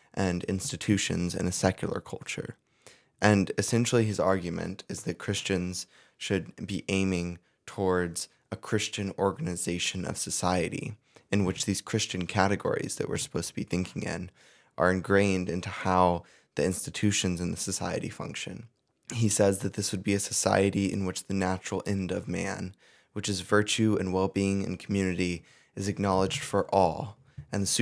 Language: English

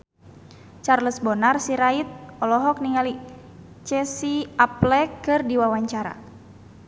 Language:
Sundanese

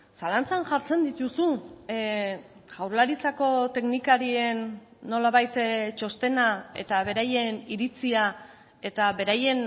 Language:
Basque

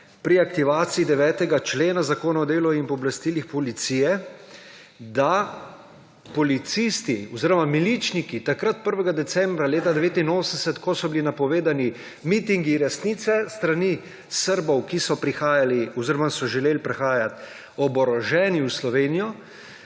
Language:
Slovenian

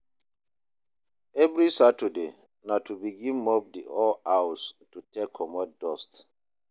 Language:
Nigerian Pidgin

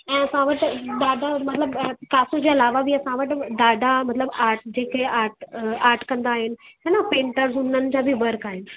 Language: Sindhi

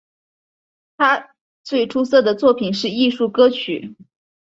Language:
Chinese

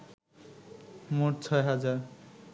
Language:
Bangla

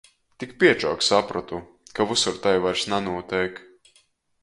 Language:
Latgalian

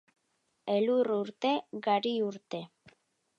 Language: Basque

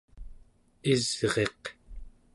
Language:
Central Yupik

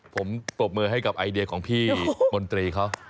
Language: Thai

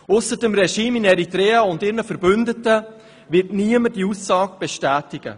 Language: Swiss German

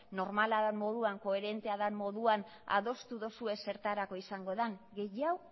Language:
Basque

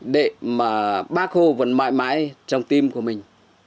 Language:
Vietnamese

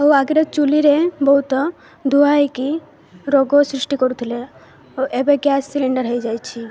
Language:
Odia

